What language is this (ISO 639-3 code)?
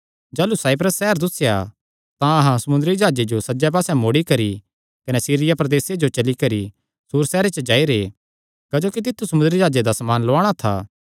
xnr